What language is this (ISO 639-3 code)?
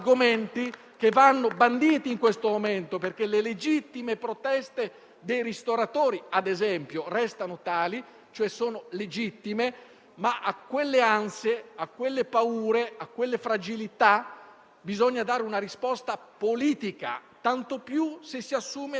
ita